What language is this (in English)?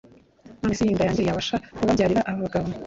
Kinyarwanda